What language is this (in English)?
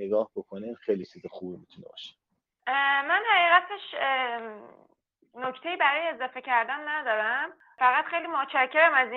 Persian